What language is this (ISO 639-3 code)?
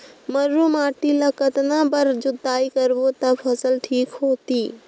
hne